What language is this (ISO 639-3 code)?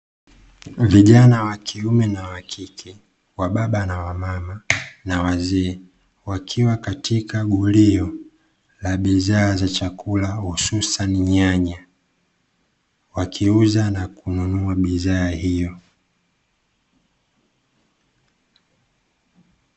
swa